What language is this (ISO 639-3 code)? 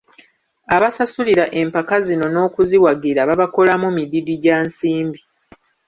lug